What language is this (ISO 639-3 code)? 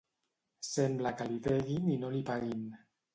cat